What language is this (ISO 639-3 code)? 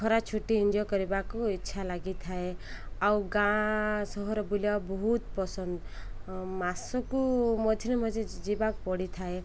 ori